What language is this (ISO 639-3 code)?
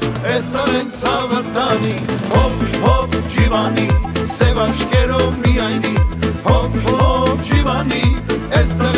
jpn